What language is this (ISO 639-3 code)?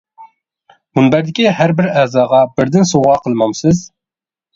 uig